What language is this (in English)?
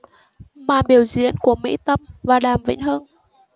Vietnamese